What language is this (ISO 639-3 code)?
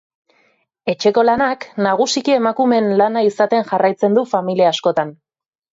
eus